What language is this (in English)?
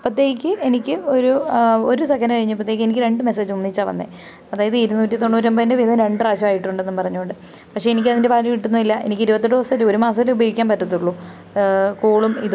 Malayalam